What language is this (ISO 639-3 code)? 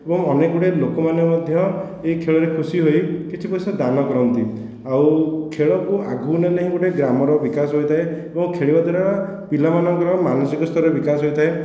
ori